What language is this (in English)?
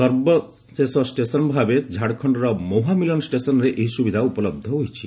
Odia